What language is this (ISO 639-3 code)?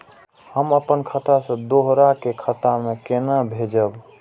mai